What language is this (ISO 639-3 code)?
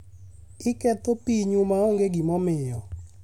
luo